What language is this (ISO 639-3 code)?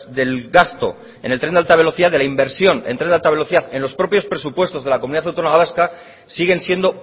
spa